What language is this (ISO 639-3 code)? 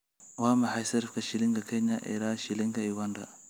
som